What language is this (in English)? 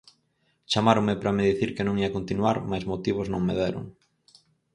Galician